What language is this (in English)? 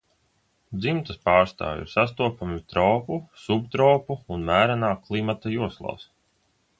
Latvian